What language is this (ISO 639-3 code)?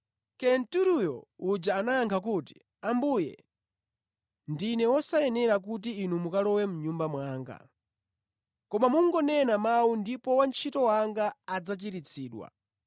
nya